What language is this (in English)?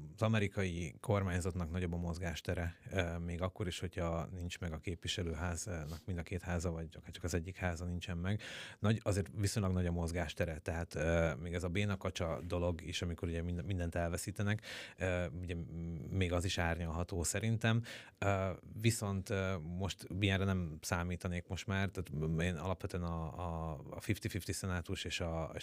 Hungarian